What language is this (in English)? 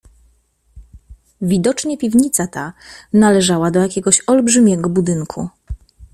Polish